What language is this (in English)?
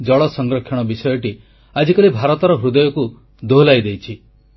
Odia